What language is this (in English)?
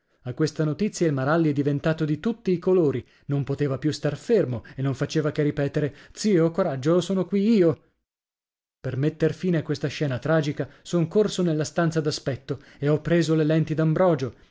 Italian